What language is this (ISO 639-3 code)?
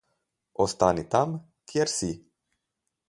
slv